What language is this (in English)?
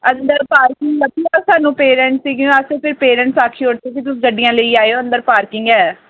Dogri